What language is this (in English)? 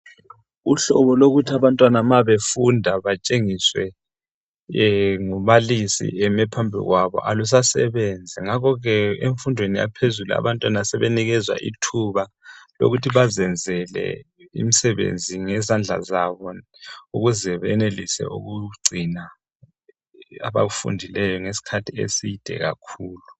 North Ndebele